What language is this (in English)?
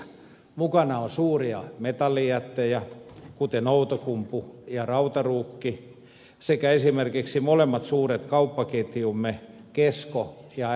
Finnish